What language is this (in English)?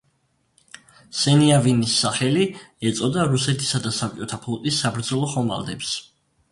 Georgian